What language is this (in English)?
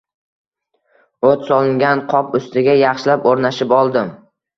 Uzbek